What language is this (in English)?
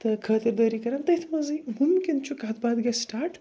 Kashmiri